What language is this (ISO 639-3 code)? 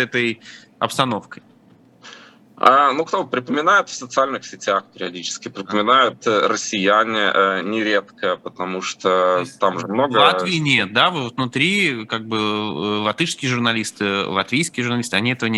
rus